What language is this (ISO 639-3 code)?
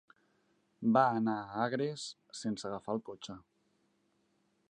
cat